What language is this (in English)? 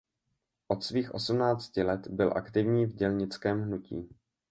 Czech